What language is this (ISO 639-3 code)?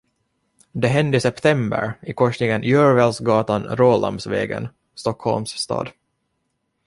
swe